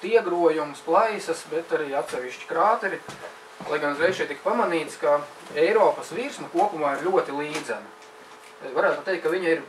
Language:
Latvian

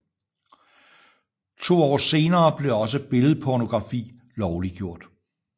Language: Danish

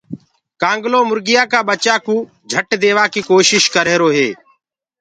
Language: Gurgula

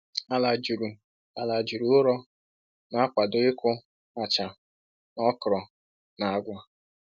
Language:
Igbo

